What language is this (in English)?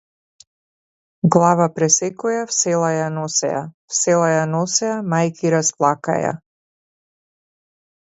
Macedonian